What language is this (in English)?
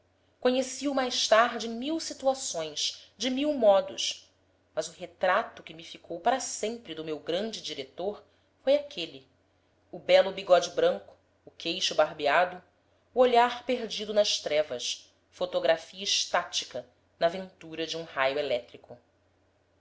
Portuguese